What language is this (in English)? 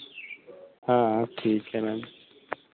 Hindi